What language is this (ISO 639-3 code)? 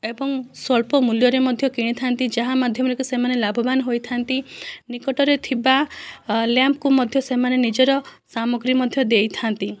ori